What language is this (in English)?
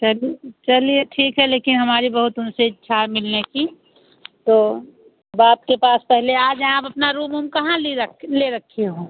Hindi